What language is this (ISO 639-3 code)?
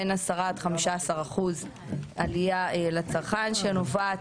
heb